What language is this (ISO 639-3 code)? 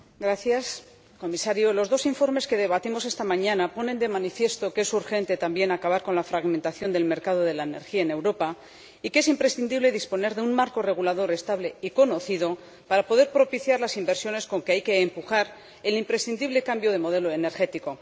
spa